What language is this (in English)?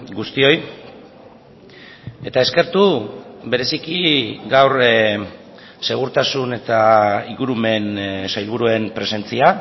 Basque